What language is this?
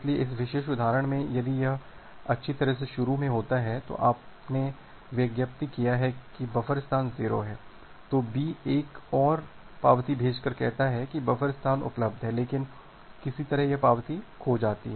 Hindi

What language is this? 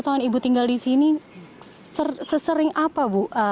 Indonesian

